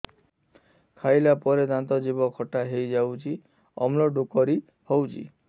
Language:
Odia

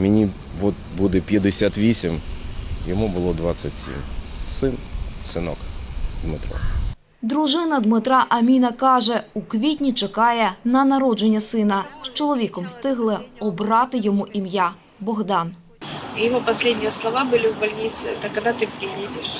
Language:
Ukrainian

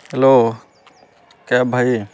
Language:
Odia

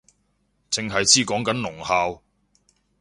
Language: Cantonese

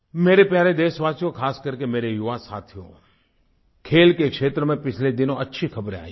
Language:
Hindi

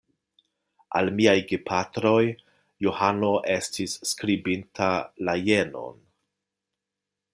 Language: Esperanto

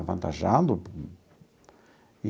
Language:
Portuguese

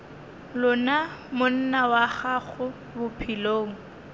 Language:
Northern Sotho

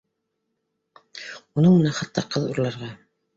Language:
Bashkir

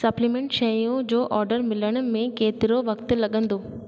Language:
Sindhi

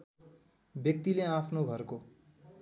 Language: Nepali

